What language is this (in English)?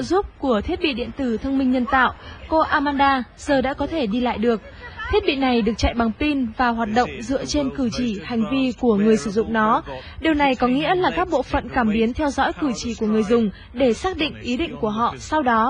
Vietnamese